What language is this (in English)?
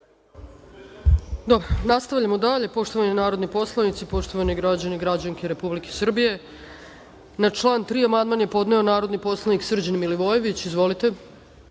Serbian